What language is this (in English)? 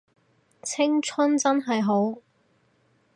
Cantonese